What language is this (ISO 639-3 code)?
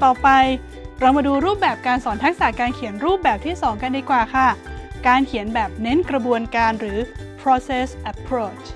tha